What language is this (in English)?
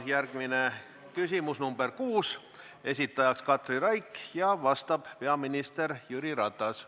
Estonian